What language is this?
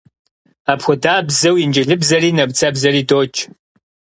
Kabardian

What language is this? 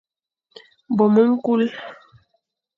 Fang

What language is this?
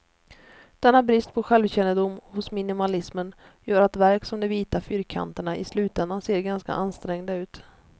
Swedish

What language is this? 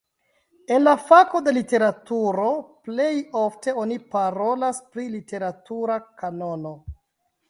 Esperanto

